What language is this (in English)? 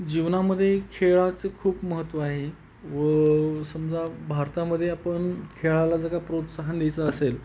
Marathi